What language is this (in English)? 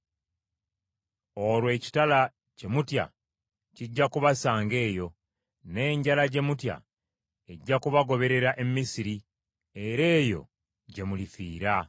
Ganda